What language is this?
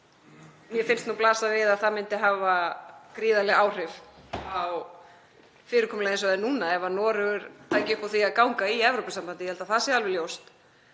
Icelandic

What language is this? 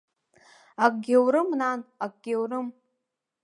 Abkhazian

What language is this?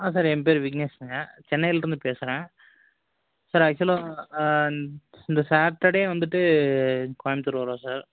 Tamil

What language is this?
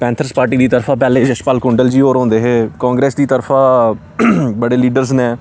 Dogri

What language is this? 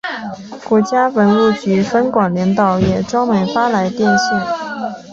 Chinese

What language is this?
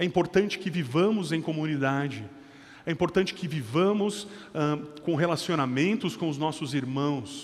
Portuguese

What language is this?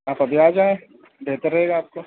Urdu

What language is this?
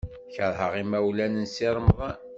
Kabyle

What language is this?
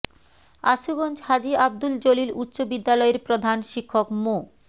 Bangla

